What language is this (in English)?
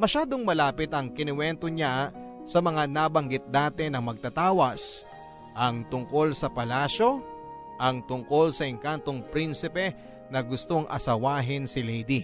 Filipino